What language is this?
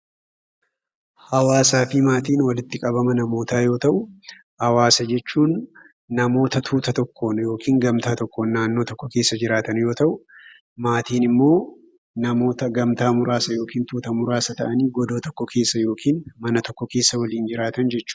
Oromo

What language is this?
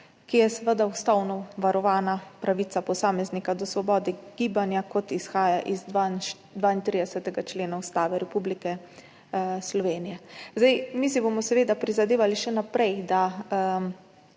Slovenian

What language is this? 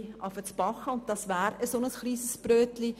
Swiss German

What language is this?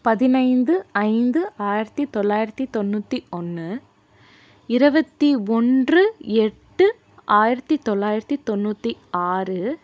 Tamil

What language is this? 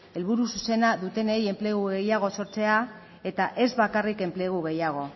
Basque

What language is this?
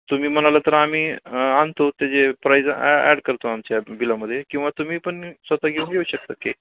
Marathi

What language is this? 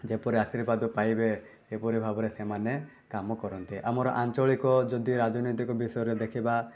Odia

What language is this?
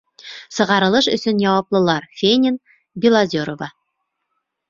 Bashkir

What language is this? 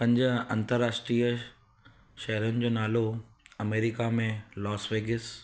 Sindhi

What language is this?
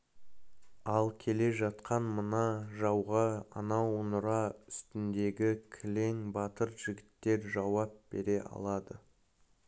Kazakh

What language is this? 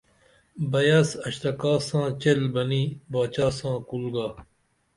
Dameli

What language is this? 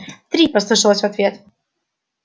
Russian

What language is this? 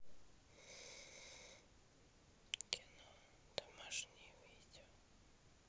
Russian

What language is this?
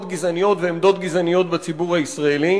Hebrew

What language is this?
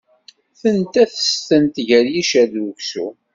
Kabyle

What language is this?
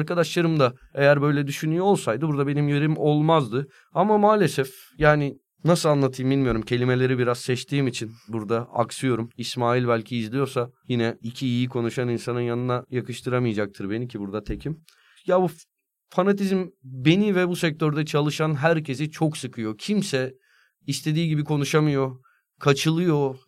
Turkish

